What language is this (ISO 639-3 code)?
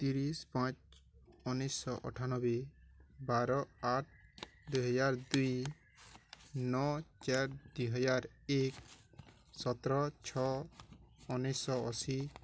ori